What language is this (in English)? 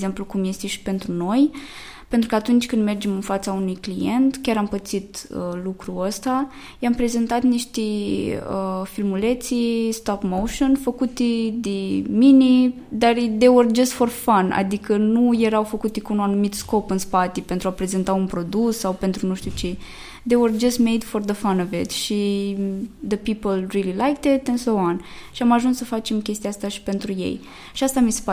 Romanian